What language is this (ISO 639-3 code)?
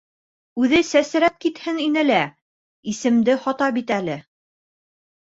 bak